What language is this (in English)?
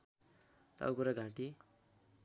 Nepali